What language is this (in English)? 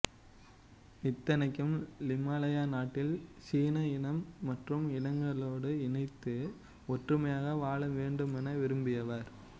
Tamil